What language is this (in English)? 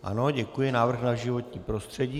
Czech